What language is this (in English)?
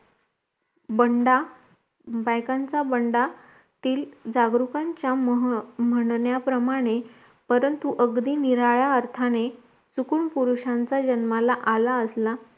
Marathi